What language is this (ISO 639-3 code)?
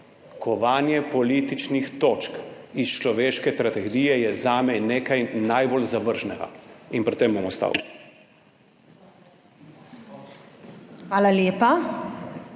slv